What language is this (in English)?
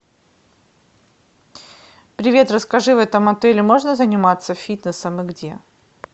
Russian